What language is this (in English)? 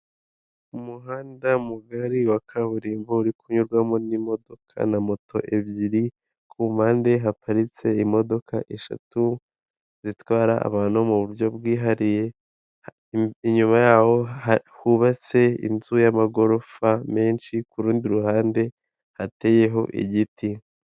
Kinyarwanda